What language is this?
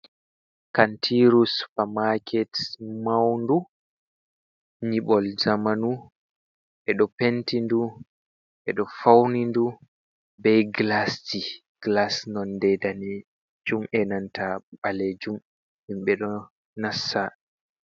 Fula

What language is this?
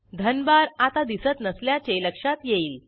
Marathi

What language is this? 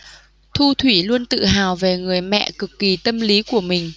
Vietnamese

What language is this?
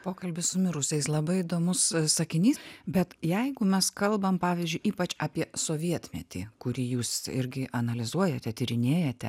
Lithuanian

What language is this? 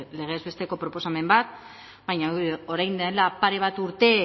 Basque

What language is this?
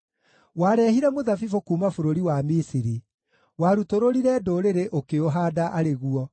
Kikuyu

